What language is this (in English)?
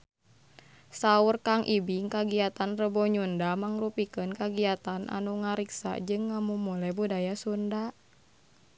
Sundanese